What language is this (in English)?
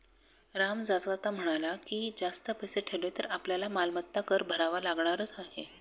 Marathi